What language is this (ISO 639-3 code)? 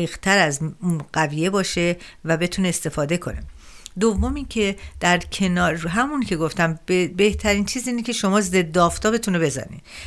fas